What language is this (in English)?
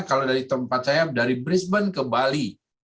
Indonesian